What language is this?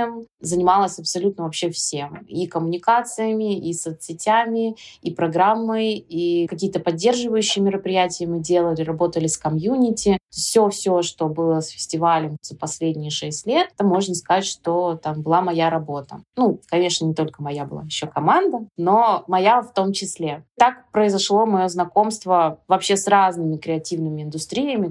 Russian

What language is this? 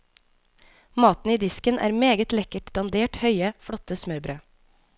Norwegian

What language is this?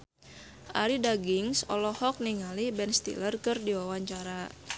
Sundanese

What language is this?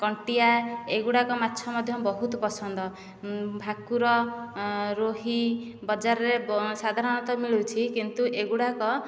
Odia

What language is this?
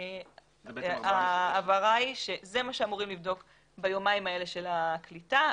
Hebrew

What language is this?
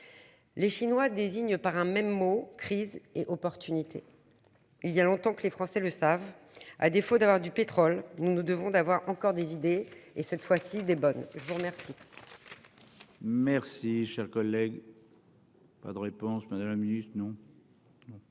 French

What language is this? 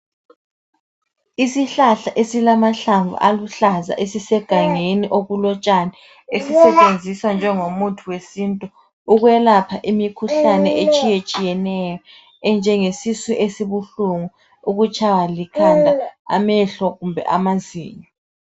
North Ndebele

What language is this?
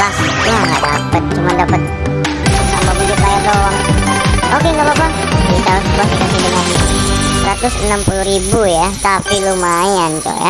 Indonesian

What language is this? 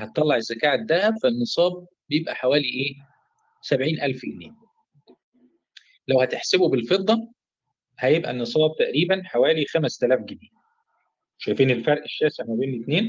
Arabic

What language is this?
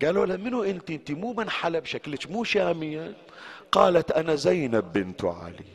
Arabic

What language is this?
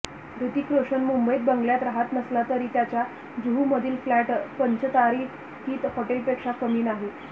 Marathi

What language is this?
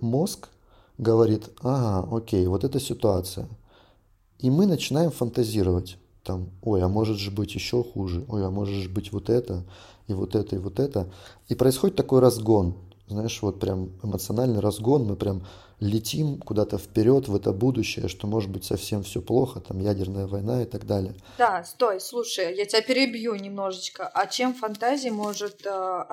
Russian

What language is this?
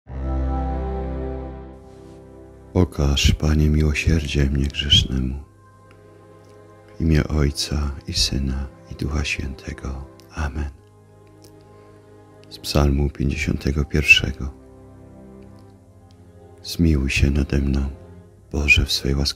Polish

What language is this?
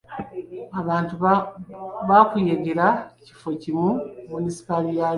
Ganda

